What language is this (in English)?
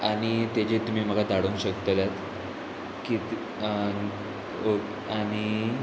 Konkani